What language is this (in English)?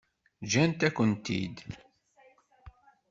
Kabyle